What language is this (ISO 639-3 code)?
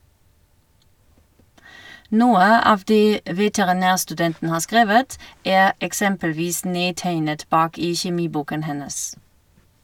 nor